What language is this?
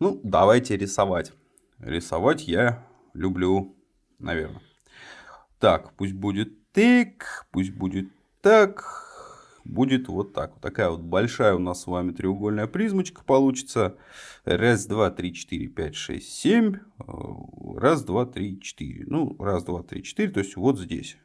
Russian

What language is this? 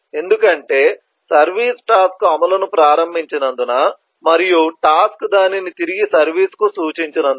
Telugu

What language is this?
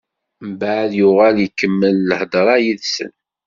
Kabyle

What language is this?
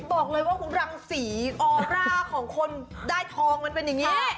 Thai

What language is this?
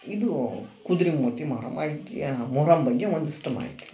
Kannada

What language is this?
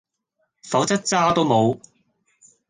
Cantonese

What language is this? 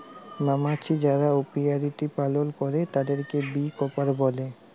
Bangla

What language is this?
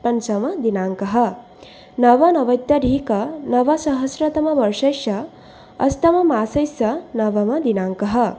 Sanskrit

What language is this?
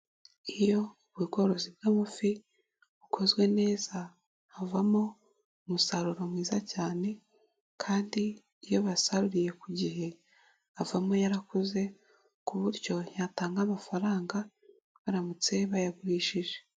Kinyarwanda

